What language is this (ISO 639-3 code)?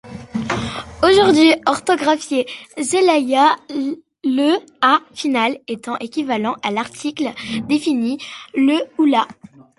fra